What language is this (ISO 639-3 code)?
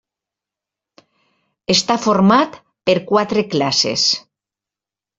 cat